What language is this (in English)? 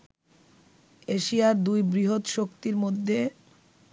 Bangla